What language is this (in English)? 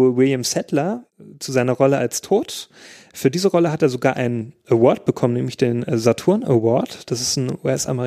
German